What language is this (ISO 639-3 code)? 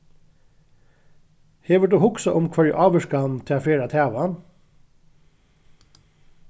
fao